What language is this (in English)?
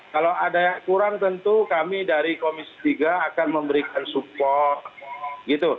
Indonesian